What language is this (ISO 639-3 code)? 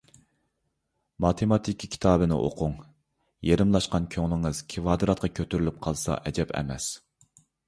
uig